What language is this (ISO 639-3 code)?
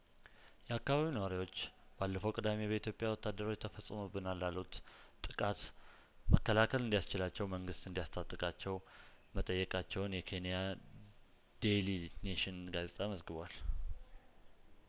amh